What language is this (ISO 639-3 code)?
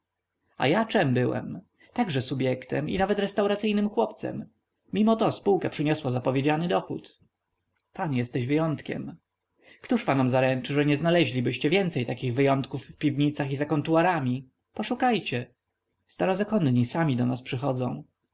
pol